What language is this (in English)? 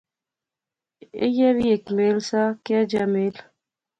Pahari-Potwari